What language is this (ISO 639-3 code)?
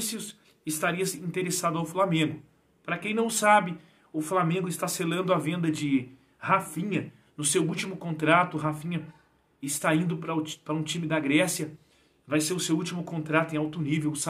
por